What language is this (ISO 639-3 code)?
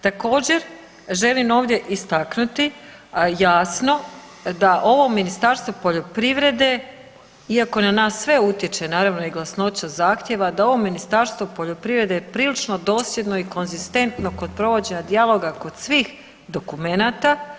hrv